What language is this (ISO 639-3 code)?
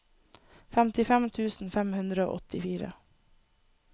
nor